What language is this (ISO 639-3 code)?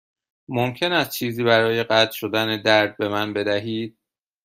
fas